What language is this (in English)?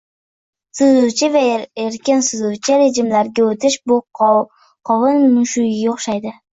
Uzbek